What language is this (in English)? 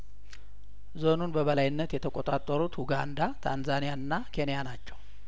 Amharic